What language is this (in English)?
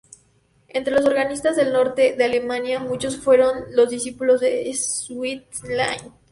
Spanish